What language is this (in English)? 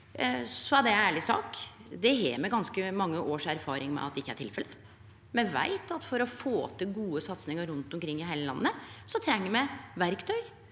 Norwegian